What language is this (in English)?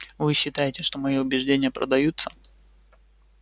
Russian